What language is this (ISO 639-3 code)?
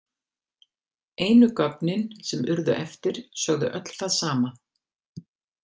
isl